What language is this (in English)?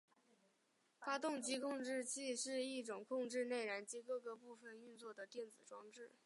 Chinese